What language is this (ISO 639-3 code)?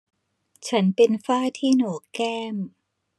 tha